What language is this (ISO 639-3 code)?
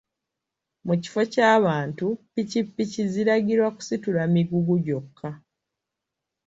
lug